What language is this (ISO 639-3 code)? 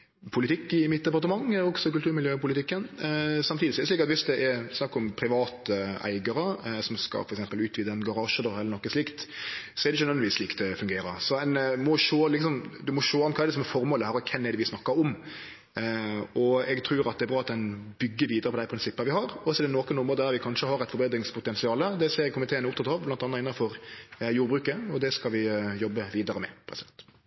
nno